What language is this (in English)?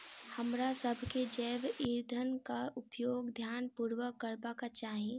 Maithili